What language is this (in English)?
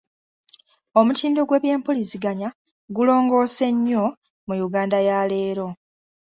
Ganda